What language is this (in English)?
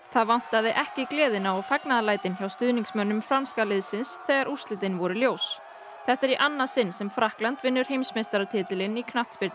Icelandic